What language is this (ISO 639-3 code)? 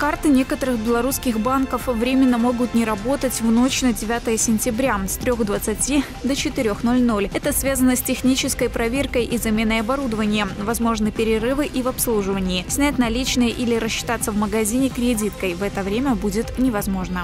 rus